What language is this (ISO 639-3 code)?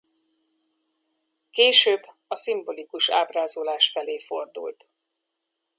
hun